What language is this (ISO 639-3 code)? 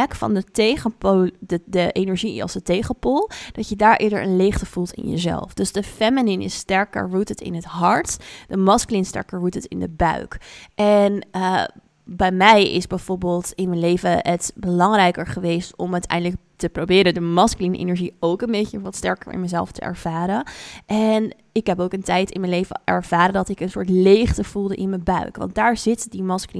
nld